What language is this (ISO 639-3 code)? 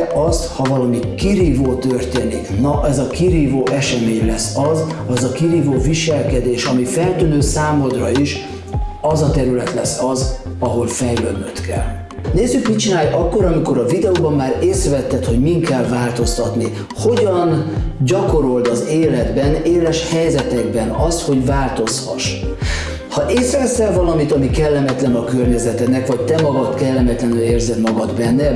hun